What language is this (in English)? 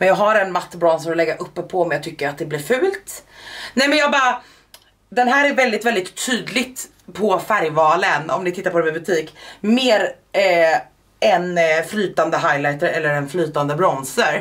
Swedish